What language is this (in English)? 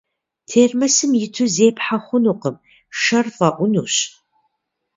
Kabardian